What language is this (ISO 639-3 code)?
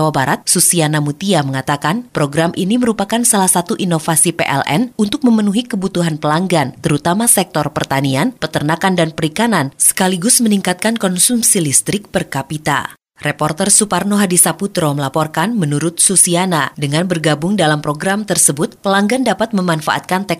ind